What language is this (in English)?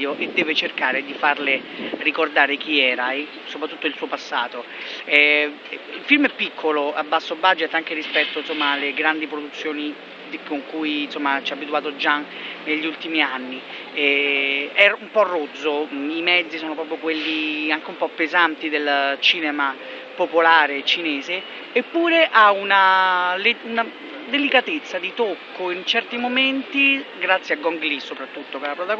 Italian